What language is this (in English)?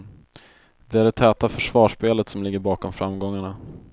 Swedish